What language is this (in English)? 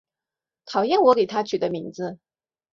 Chinese